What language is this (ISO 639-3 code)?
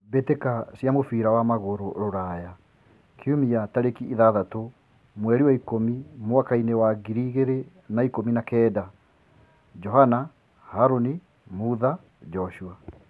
kik